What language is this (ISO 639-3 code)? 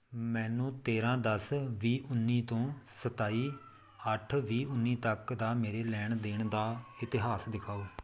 pan